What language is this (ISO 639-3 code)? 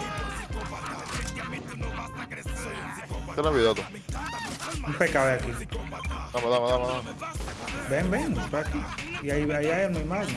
spa